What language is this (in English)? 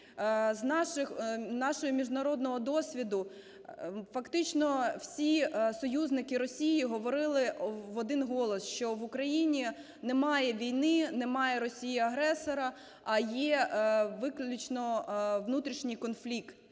Ukrainian